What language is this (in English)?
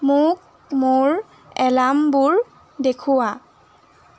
Assamese